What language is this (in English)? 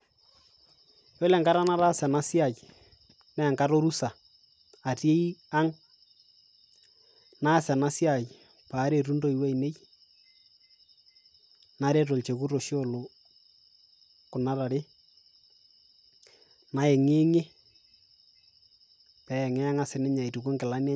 Masai